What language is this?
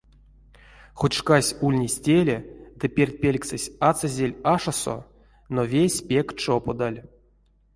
Erzya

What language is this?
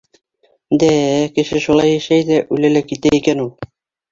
Bashkir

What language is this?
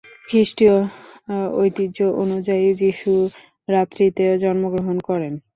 Bangla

